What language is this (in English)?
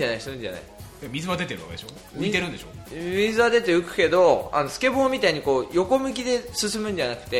Japanese